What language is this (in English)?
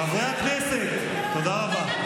Hebrew